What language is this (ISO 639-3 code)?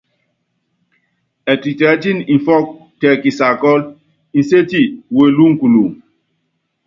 yav